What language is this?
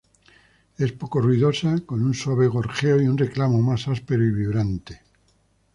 Spanish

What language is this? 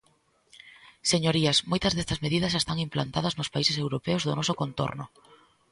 Galician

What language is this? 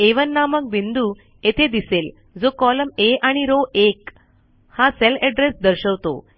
Marathi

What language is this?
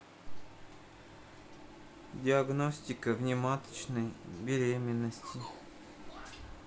Russian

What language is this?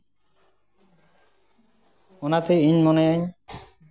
Santali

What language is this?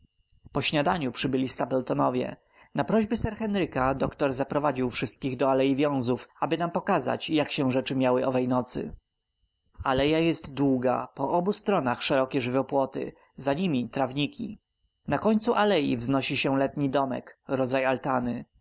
Polish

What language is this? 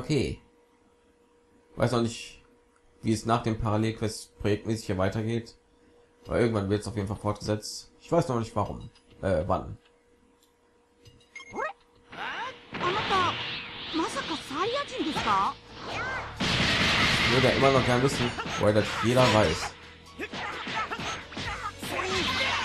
German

